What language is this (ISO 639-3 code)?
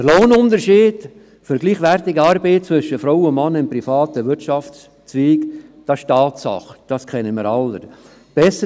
gsw